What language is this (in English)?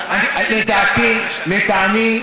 Hebrew